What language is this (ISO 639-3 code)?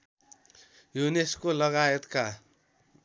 nep